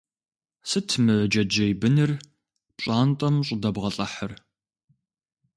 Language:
Kabardian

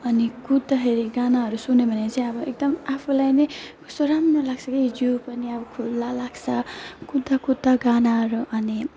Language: Nepali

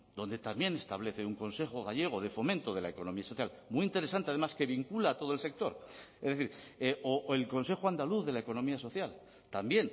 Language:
Spanish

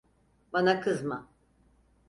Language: Turkish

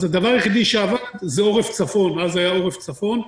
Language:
Hebrew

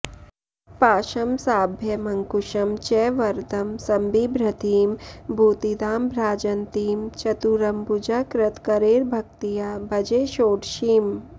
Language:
Sanskrit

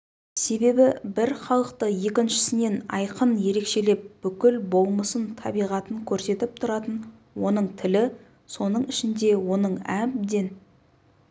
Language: Kazakh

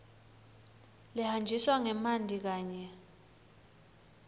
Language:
Swati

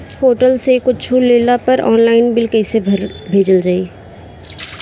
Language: Bhojpuri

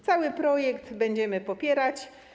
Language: Polish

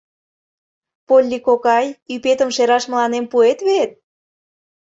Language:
Mari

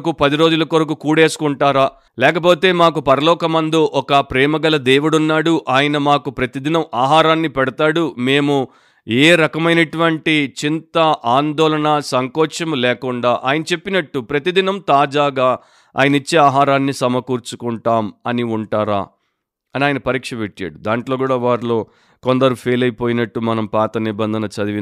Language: Telugu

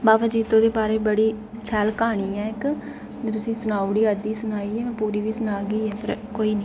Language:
Dogri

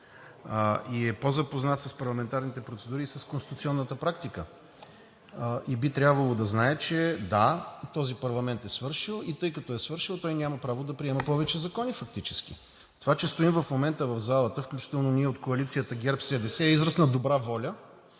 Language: Bulgarian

